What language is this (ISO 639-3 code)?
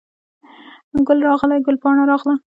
pus